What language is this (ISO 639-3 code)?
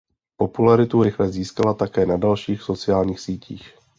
ces